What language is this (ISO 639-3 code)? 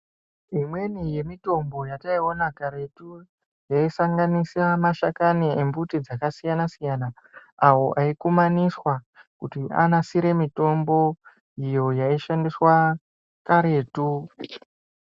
ndc